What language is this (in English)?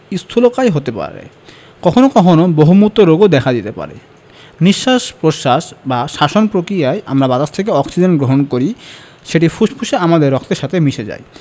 Bangla